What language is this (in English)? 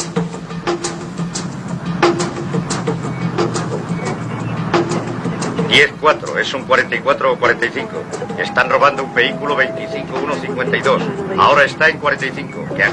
Spanish